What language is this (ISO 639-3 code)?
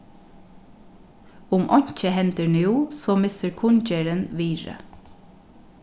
fao